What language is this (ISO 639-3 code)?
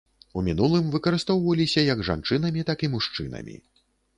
bel